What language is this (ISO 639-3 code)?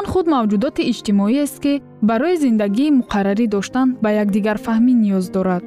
fas